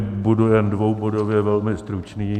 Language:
Czech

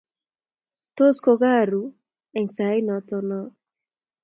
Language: Kalenjin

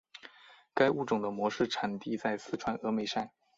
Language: Chinese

